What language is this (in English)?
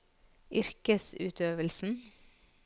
Norwegian